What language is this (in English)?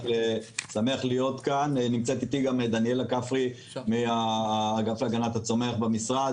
Hebrew